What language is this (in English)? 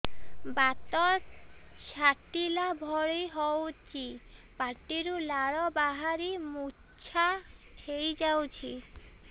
Odia